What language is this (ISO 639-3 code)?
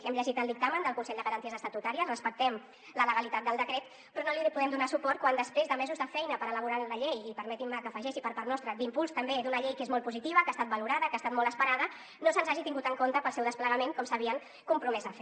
cat